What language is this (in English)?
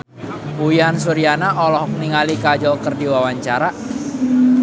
Sundanese